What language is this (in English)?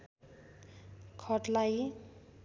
Nepali